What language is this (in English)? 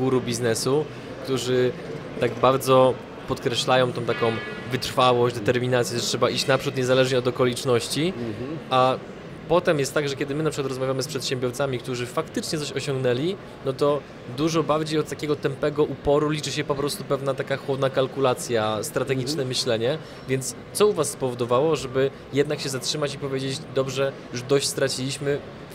Polish